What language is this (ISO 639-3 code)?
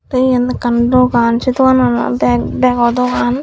ccp